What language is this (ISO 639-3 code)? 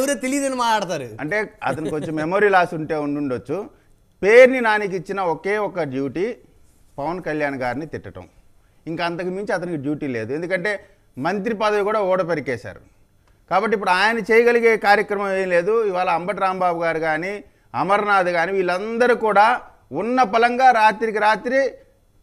tel